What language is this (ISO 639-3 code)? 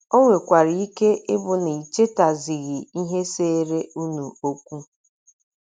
ibo